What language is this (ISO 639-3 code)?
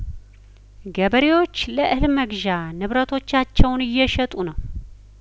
amh